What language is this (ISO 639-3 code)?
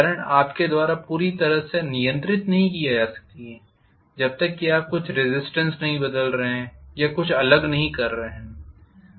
hin